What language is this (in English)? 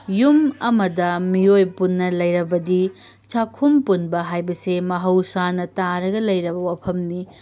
Manipuri